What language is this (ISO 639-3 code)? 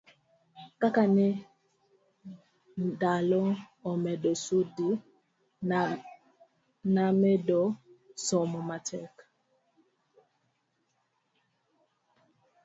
luo